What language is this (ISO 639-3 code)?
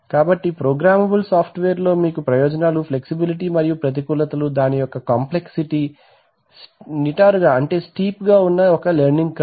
tel